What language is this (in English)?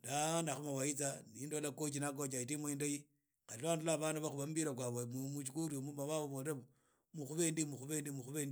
Idakho-Isukha-Tiriki